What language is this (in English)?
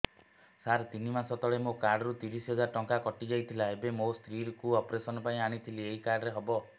Odia